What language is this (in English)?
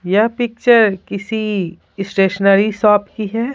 Hindi